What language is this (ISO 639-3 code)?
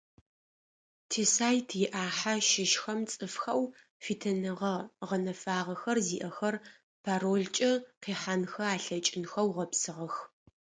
ady